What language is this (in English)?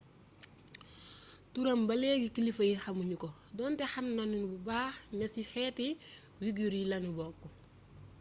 Wolof